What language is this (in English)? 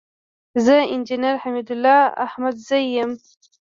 Pashto